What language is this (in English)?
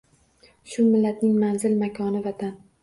Uzbek